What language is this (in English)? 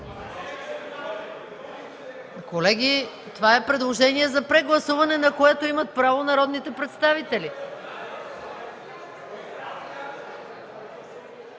Bulgarian